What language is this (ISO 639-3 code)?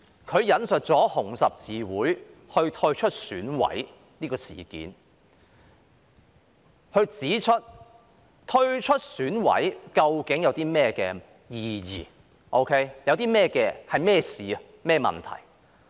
yue